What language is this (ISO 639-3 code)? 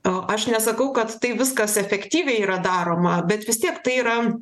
lit